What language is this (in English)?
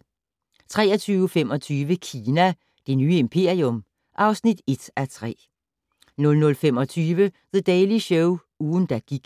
Danish